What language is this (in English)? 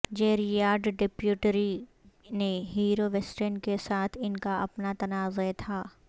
Urdu